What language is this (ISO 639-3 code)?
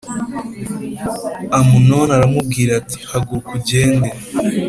kin